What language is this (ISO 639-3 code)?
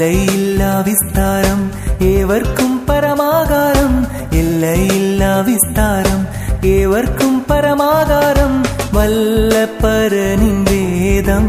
tam